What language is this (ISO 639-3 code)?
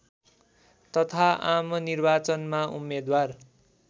nep